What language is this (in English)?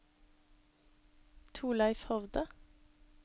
Norwegian